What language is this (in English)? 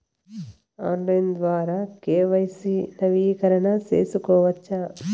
Telugu